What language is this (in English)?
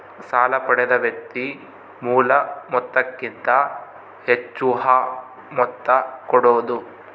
Kannada